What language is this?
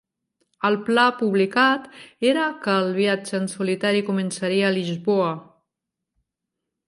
Catalan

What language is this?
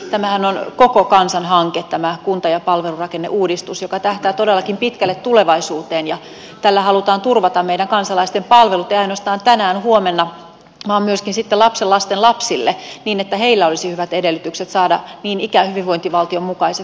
Finnish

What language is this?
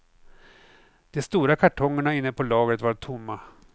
Swedish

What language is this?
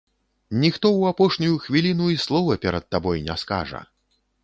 Belarusian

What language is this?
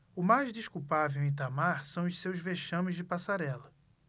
Portuguese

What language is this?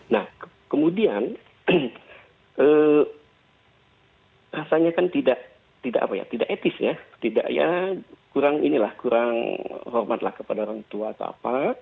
Indonesian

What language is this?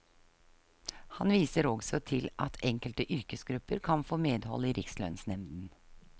Norwegian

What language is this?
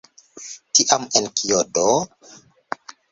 Esperanto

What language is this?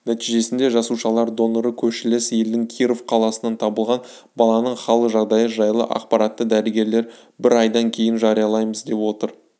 Kazakh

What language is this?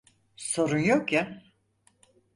Turkish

